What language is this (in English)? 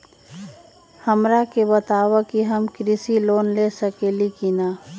Magahi